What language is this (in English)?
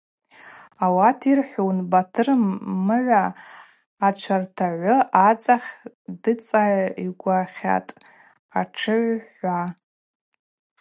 Abaza